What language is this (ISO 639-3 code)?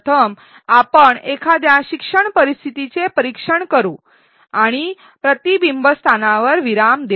mar